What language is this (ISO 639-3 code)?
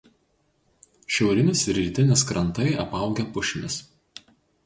lit